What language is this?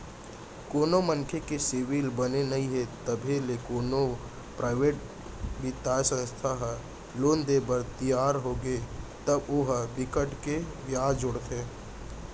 Chhattisgarhi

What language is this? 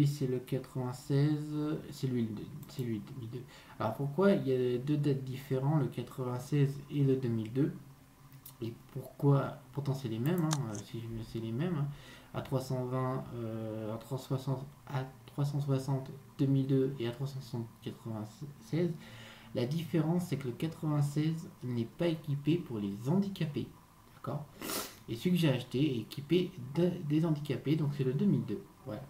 French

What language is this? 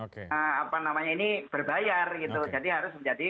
Indonesian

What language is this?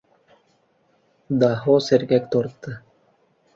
Uzbek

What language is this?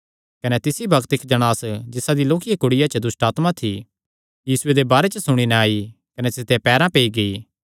Kangri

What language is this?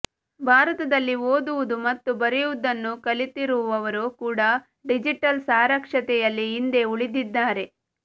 Kannada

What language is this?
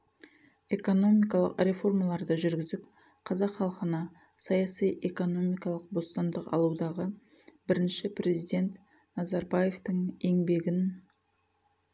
Kazakh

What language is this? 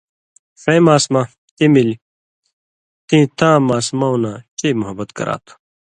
Indus Kohistani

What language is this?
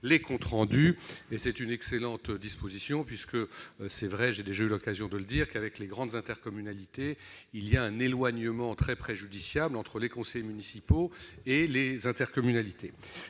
French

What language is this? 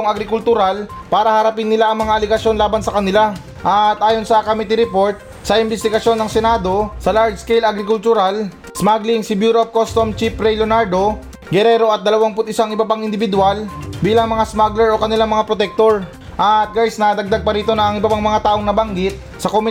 Filipino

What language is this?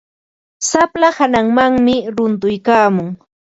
Ambo-Pasco Quechua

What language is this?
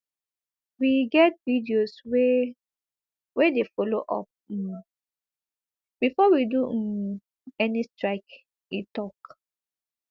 Nigerian Pidgin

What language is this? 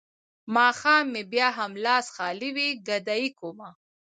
Pashto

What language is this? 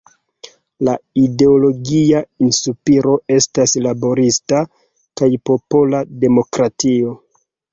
Esperanto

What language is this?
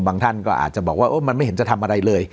Thai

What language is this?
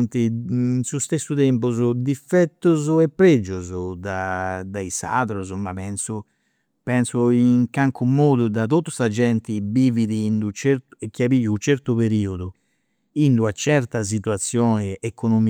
Campidanese Sardinian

